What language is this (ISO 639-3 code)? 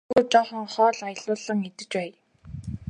mon